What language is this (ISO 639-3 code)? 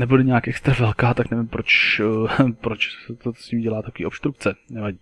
ces